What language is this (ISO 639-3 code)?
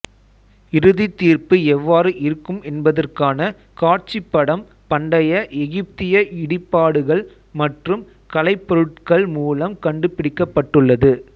tam